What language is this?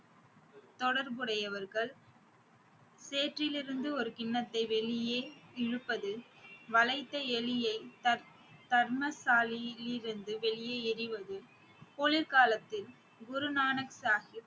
Tamil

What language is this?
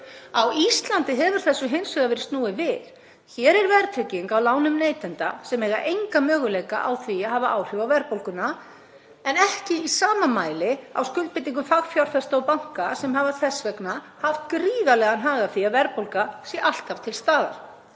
Icelandic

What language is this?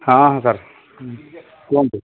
Odia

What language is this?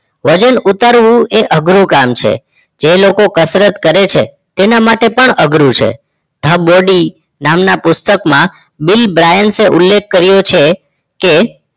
Gujarati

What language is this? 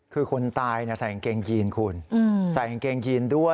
Thai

